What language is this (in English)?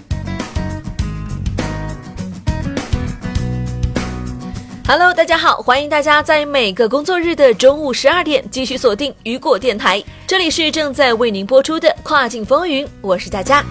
Chinese